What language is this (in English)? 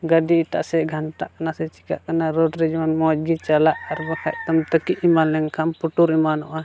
Santali